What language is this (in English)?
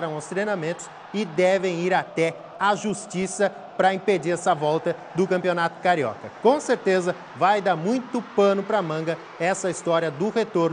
Portuguese